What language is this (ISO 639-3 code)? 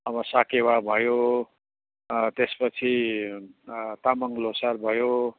nep